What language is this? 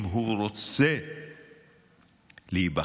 Hebrew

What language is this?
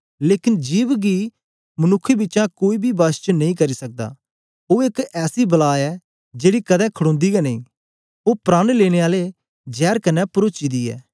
Dogri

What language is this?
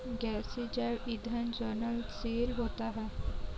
Hindi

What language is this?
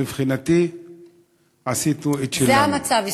Hebrew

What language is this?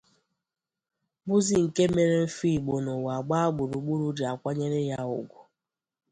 Igbo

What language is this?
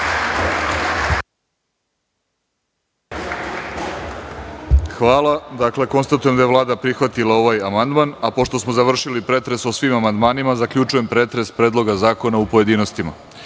Serbian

